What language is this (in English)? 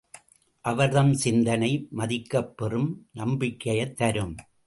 Tamil